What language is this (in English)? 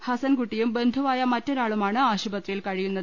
Malayalam